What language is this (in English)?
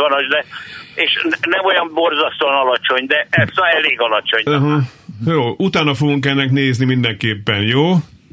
Hungarian